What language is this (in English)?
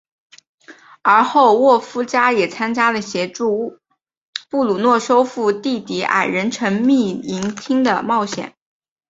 Chinese